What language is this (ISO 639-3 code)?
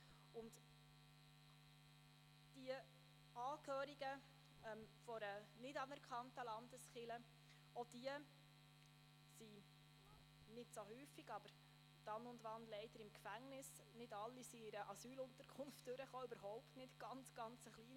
gsw